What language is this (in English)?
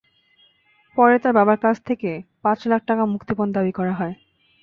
Bangla